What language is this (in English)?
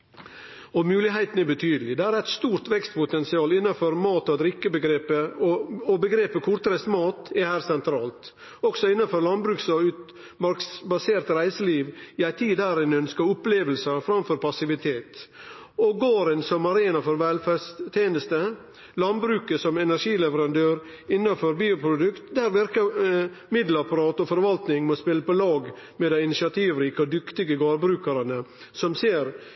Norwegian Nynorsk